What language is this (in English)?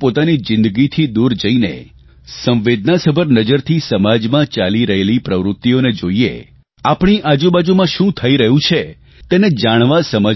Gujarati